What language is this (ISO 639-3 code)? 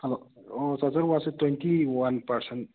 mni